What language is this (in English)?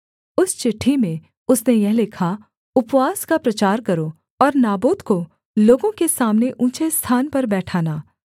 Hindi